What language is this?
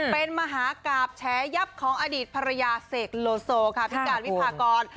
Thai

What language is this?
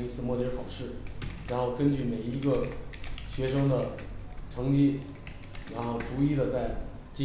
Chinese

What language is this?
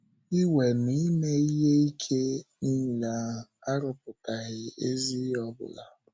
Igbo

